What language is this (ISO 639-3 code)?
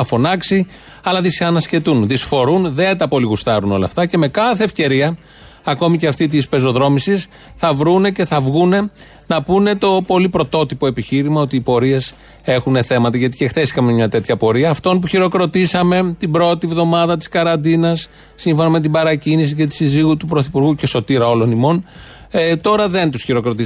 ell